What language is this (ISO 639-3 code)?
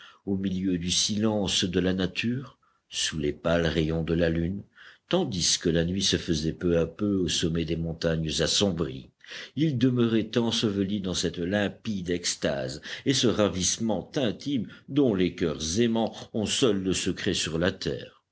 fra